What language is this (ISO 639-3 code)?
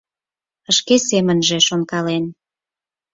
chm